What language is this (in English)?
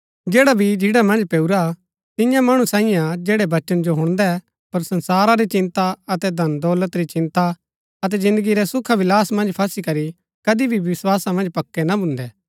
Gaddi